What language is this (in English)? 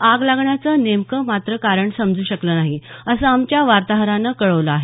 Marathi